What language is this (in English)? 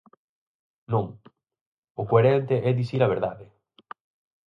Galician